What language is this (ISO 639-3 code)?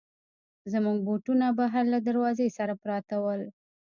pus